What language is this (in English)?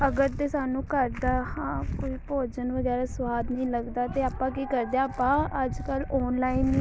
Punjabi